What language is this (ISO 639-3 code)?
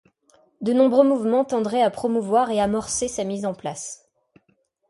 fra